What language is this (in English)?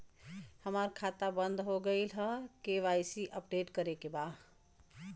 Bhojpuri